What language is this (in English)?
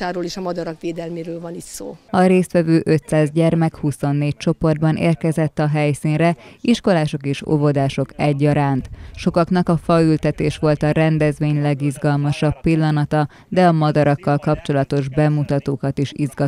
Hungarian